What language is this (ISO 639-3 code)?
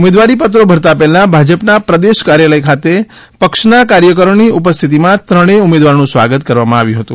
guj